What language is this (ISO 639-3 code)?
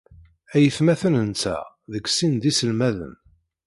kab